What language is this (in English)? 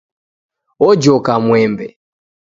Taita